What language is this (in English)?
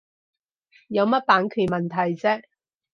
Cantonese